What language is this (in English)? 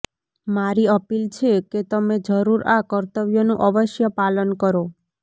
Gujarati